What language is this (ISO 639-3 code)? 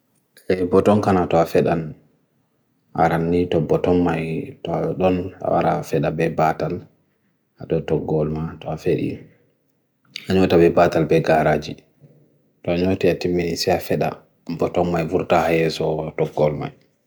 fui